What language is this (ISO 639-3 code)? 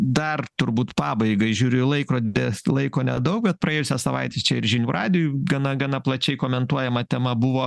lit